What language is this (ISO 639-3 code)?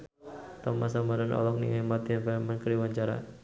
sun